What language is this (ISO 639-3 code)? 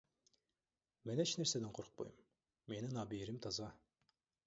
kir